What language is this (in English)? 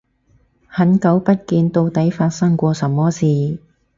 Cantonese